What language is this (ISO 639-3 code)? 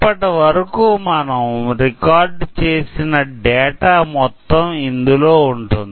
tel